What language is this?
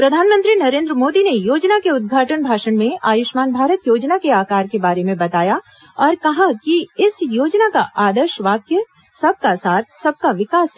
Hindi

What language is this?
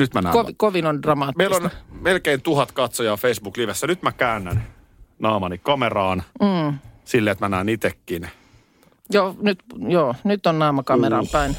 Finnish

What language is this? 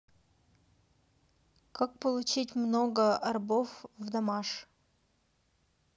Russian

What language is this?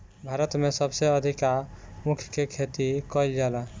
Bhojpuri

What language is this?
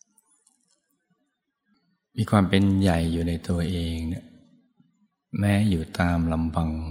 Thai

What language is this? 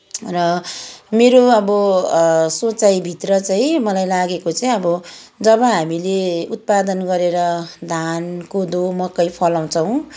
Nepali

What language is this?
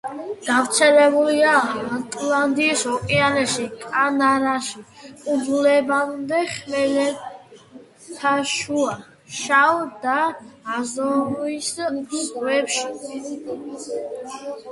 Georgian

